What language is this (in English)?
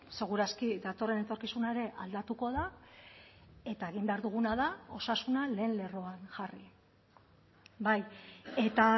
Basque